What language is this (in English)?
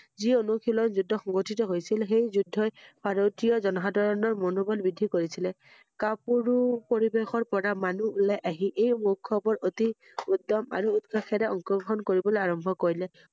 Assamese